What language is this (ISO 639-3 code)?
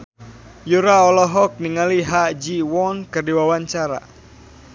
sun